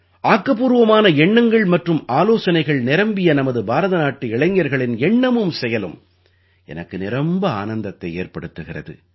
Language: Tamil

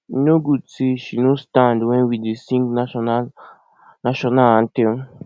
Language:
Nigerian Pidgin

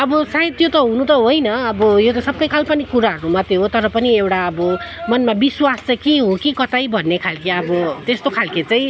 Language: Nepali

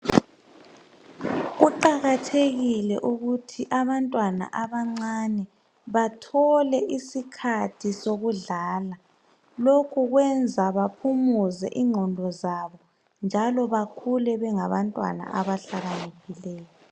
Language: North Ndebele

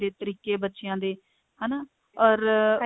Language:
Punjabi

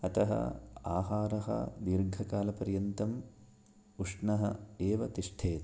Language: Sanskrit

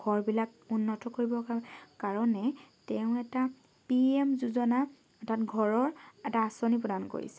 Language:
Assamese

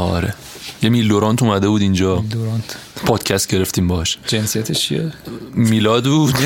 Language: Persian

